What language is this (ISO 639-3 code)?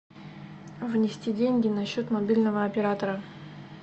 rus